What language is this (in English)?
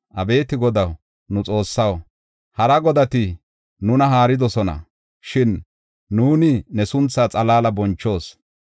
Gofa